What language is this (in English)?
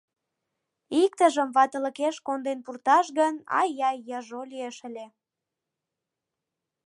Mari